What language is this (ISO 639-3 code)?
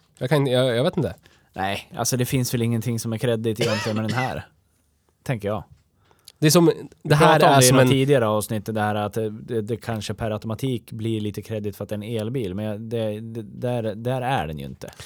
swe